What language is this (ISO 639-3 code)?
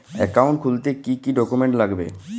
ben